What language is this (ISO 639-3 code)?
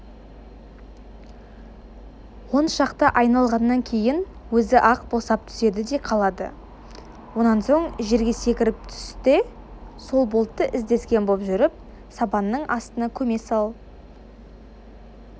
kaz